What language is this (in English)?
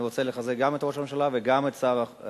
Hebrew